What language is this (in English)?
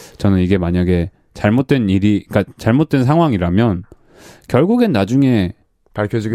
Korean